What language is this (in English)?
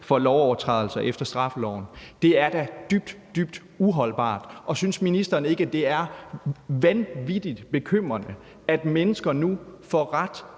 Danish